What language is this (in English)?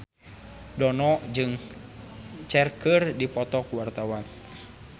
Sundanese